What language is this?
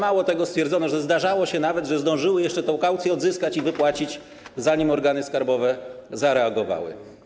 Polish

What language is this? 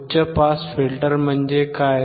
Marathi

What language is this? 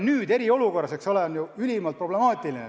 Estonian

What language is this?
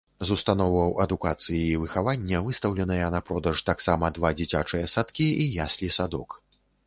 Belarusian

